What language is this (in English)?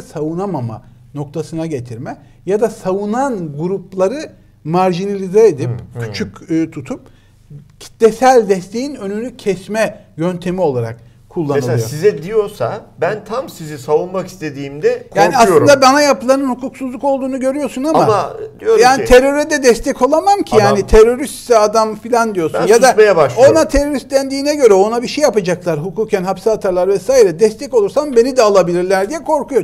Turkish